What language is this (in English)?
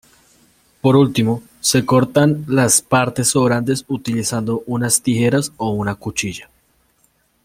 Spanish